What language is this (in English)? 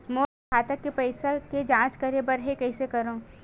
Chhattisgarhi